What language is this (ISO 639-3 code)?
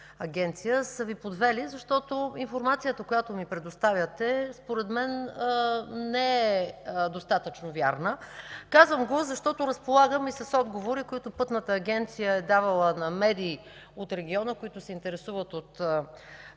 bul